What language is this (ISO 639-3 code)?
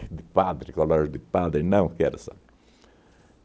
por